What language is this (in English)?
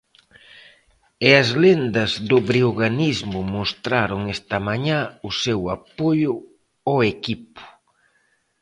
Galician